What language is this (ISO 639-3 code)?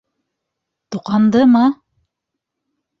bak